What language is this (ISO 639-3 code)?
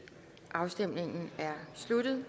dan